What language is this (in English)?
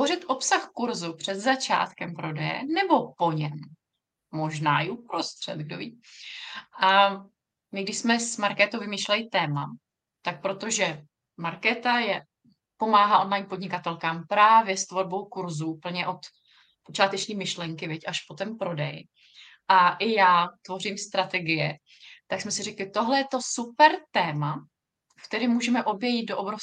Czech